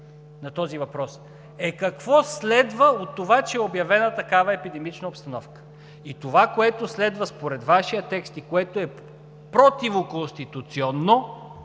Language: Bulgarian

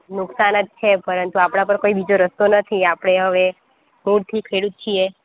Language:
Gujarati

